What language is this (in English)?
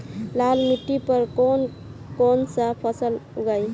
Bhojpuri